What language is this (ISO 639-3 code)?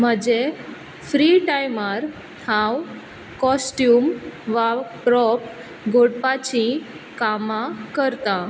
kok